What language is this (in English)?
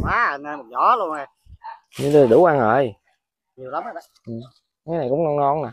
Vietnamese